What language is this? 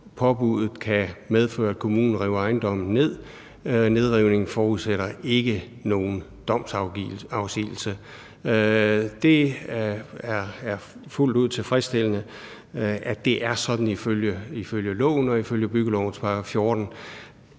Danish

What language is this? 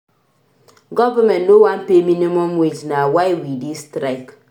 Nigerian Pidgin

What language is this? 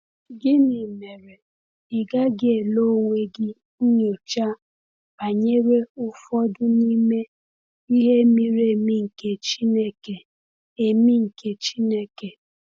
Igbo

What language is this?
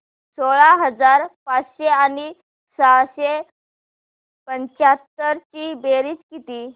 Marathi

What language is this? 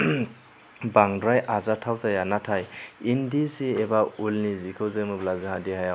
Bodo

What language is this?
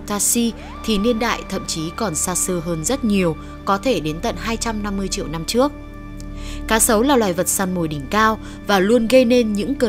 Vietnamese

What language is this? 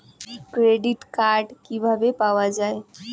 Bangla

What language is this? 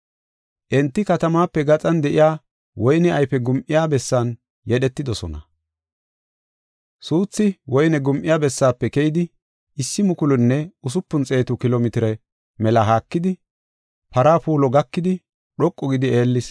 Gofa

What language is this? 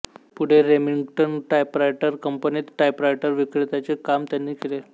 Marathi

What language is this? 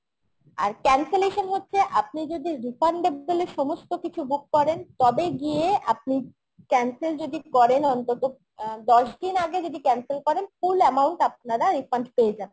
Bangla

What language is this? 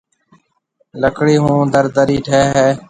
Marwari (Pakistan)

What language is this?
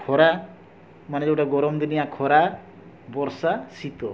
Odia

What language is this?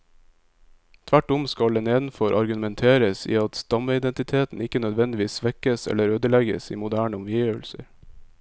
Norwegian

